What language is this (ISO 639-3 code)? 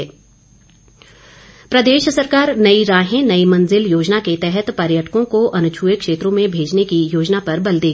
hin